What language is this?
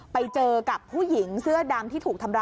Thai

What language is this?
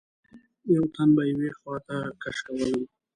Pashto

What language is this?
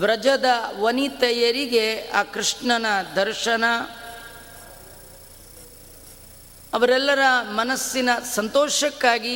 Kannada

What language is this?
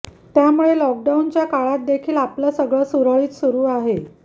Marathi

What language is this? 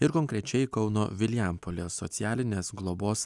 Lithuanian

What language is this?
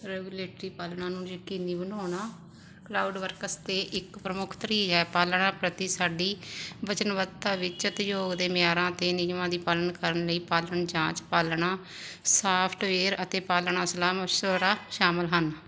Punjabi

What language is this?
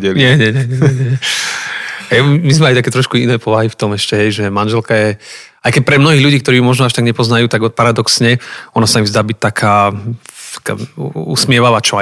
Slovak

